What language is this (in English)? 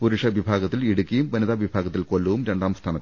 Malayalam